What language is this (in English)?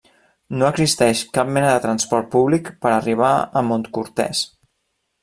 Catalan